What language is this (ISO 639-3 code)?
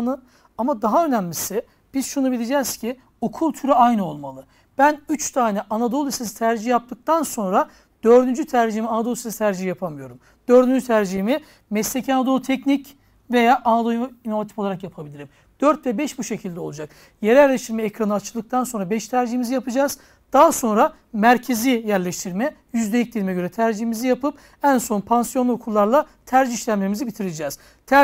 tur